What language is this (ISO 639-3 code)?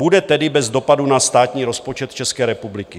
ces